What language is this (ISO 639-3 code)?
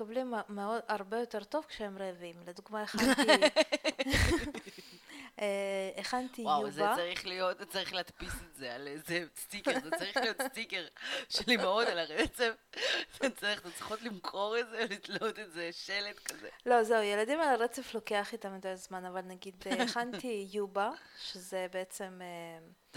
heb